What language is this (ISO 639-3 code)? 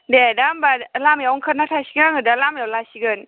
brx